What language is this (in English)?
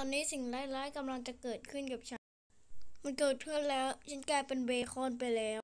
Thai